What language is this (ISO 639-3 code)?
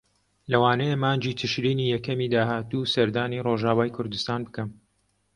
ckb